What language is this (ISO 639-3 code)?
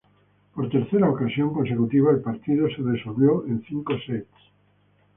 spa